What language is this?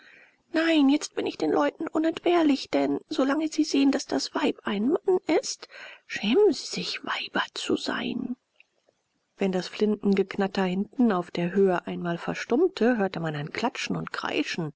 German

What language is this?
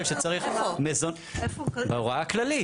Hebrew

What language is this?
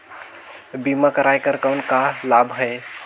Chhattisgarhi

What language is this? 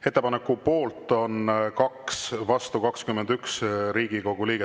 Estonian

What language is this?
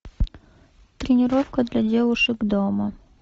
Russian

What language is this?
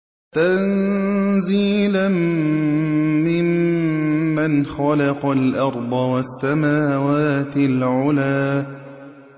Arabic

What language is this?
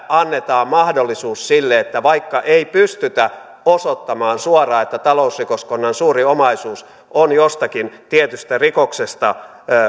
Finnish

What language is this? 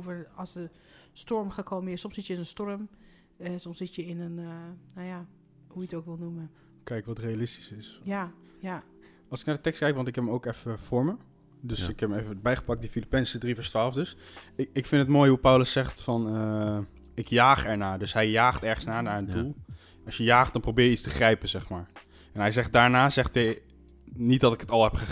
Dutch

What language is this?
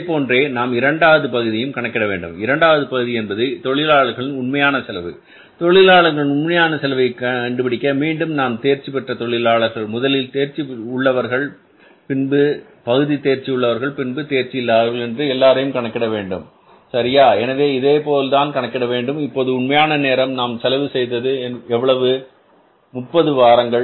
Tamil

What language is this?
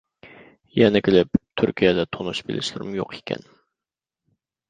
Uyghur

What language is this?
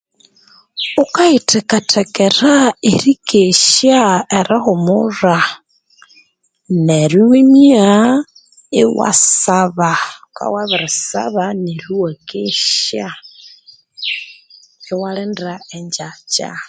Konzo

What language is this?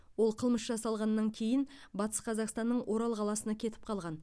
Kazakh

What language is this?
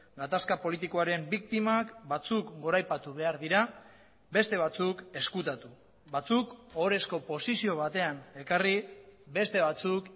Basque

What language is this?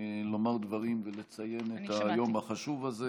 Hebrew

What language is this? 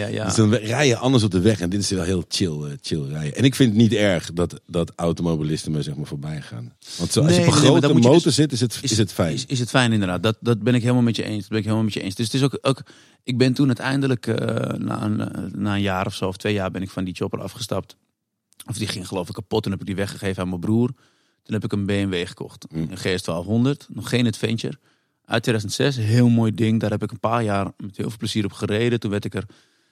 Dutch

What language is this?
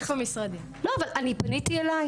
Hebrew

